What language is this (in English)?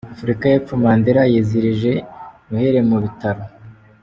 Kinyarwanda